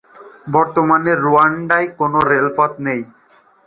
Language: Bangla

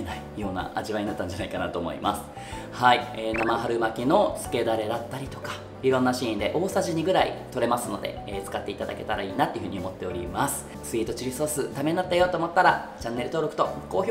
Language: Japanese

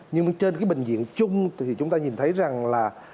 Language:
Vietnamese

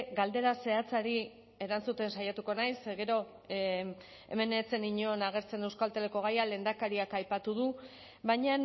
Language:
Basque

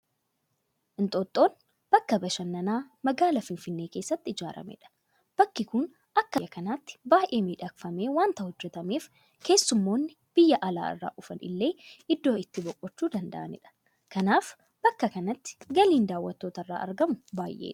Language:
Oromo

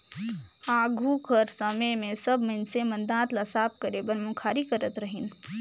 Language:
Chhattisgarhi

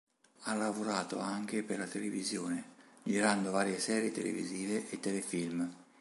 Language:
Italian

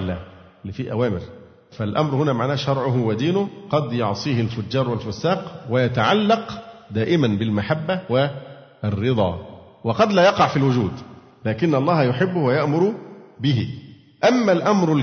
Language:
Arabic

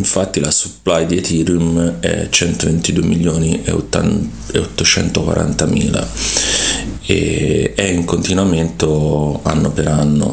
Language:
Italian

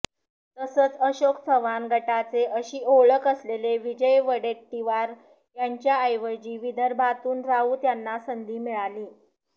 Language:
Marathi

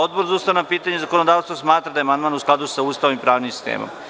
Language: Serbian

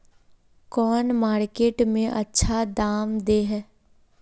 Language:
Magahi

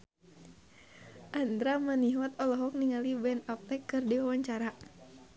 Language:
Sundanese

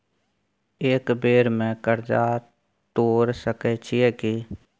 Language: Maithili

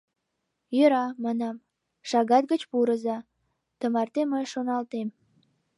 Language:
Mari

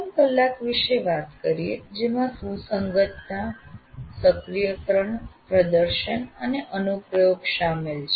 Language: Gujarati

